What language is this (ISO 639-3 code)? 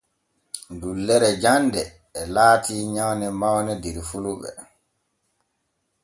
fue